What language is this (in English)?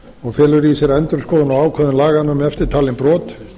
Icelandic